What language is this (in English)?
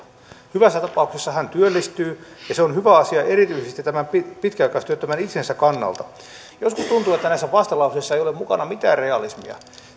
Finnish